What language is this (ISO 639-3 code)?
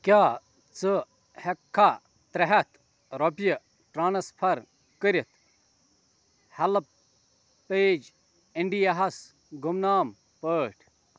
kas